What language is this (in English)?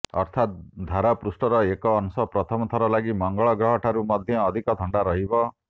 Odia